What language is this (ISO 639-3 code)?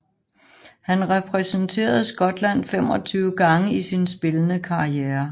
dan